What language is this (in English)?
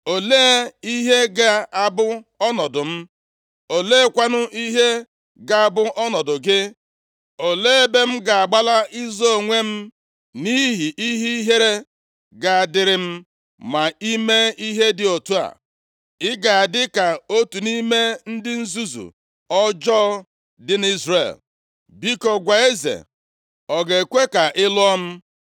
Igbo